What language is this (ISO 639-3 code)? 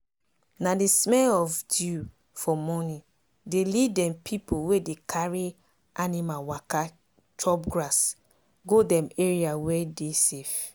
pcm